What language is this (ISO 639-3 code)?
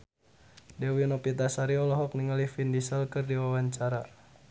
sun